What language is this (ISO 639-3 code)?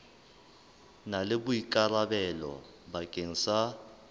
sot